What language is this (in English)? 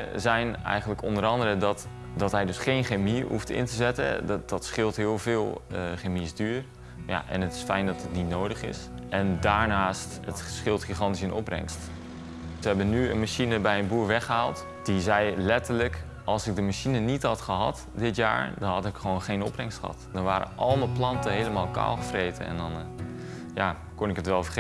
Dutch